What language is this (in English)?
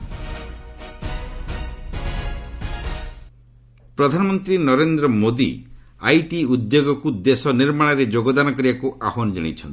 Odia